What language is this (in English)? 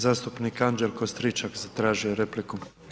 Croatian